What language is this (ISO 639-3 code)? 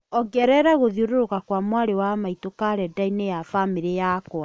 kik